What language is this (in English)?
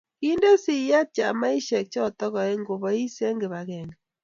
Kalenjin